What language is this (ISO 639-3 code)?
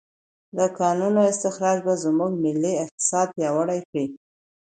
pus